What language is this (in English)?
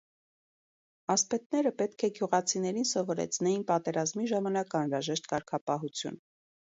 Armenian